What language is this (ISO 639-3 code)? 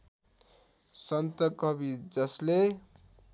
nep